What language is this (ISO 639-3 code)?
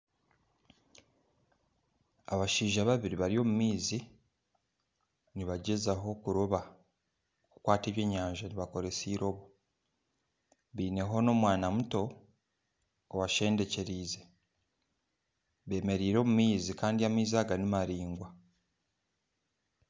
nyn